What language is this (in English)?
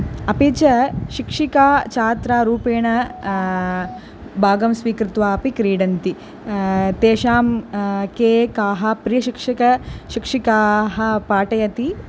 Sanskrit